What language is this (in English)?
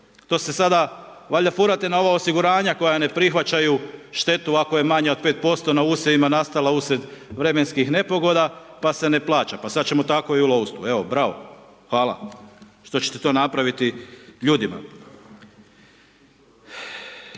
Croatian